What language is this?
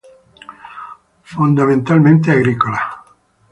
Spanish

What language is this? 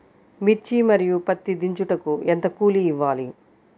Telugu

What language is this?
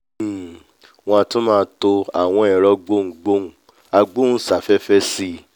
Yoruba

